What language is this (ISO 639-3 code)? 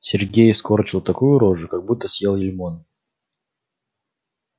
rus